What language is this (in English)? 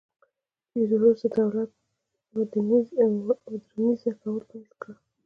Pashto